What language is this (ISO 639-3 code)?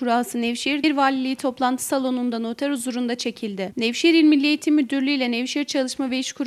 tur